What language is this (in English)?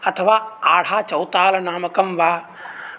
Sanskrit